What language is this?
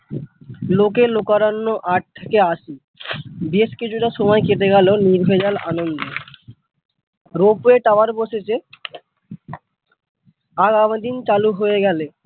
Bangla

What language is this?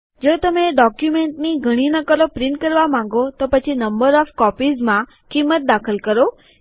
Gujarati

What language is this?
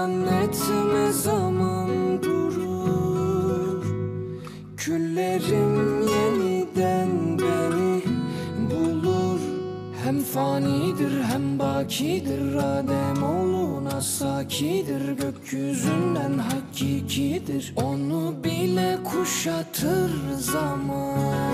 Turkish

